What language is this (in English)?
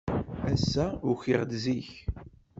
Kabyle